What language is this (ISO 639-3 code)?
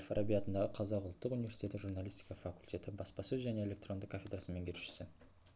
kaz